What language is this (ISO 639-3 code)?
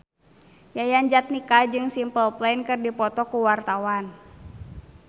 sun